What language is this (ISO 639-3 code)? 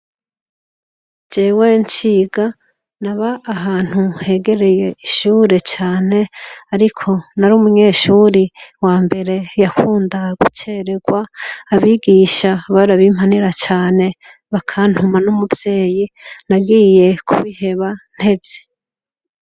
run